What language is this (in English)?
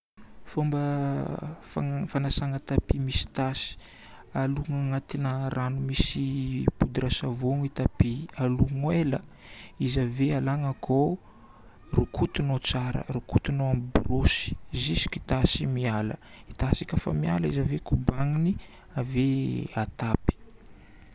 Northern Betsimisaraka Malagasy